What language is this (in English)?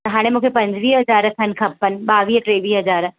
Sindhi